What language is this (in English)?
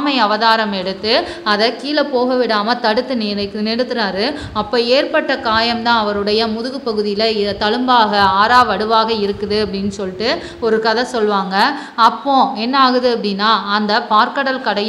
English